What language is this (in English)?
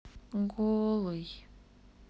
Russian